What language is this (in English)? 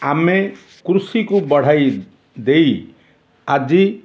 Odia